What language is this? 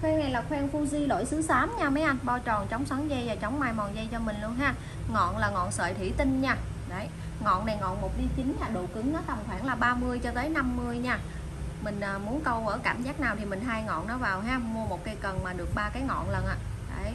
Vietnamese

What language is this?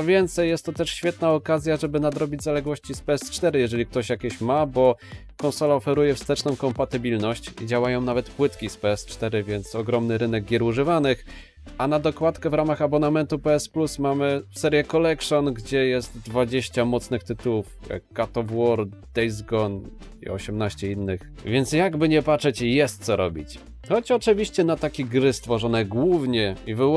Polish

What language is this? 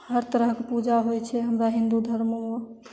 Maithili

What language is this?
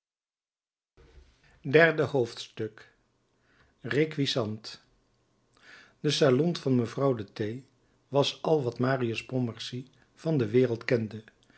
Dutch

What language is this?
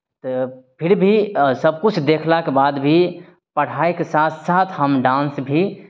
Maithili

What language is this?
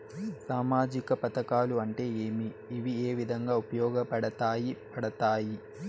Telugu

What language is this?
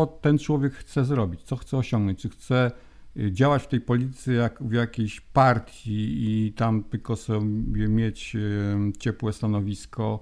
Polish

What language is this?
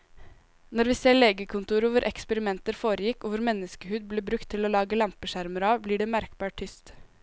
Norwegian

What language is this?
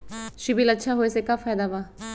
Magahi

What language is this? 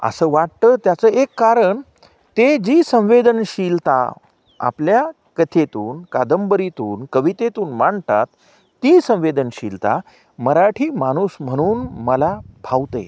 Marathi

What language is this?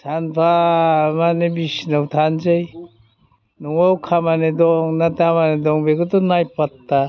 Bodo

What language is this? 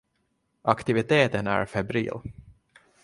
Swedish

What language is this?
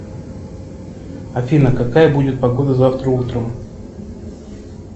Russian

